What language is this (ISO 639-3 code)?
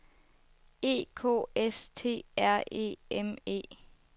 dan